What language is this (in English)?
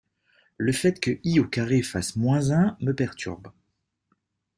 French